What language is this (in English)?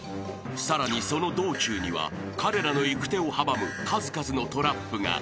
Japanese